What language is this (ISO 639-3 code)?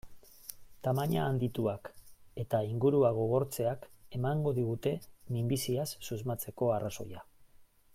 eus